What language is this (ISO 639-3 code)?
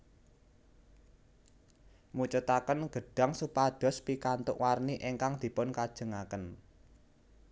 jav